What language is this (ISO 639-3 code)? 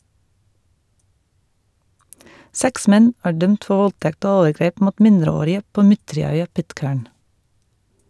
nor